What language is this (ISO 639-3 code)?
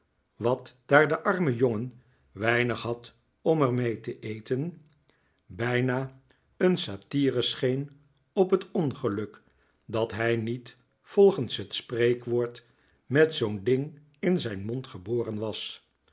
nld